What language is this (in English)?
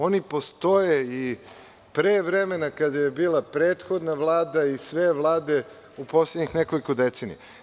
Serbian